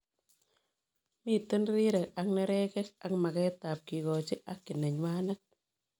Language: Kalenjin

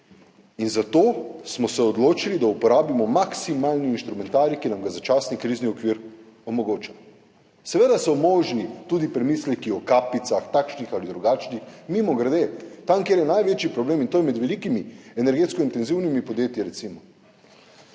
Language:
Slovenian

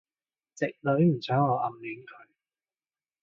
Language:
Cantonese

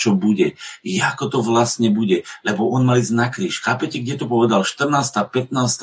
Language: Slovak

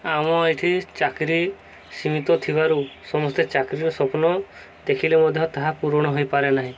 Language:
Odia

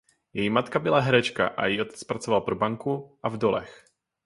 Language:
Czech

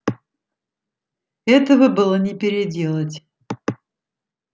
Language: Russian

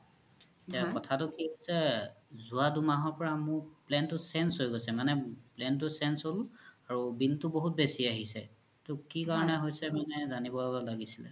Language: Assamese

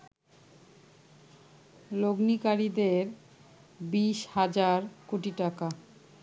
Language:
Bangla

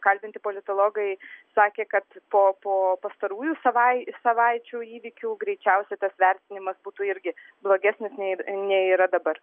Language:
Lithuanian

